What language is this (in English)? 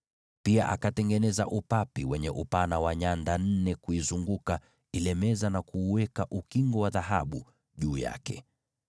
Swahili